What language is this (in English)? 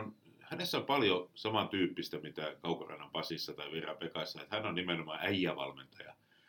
Finnish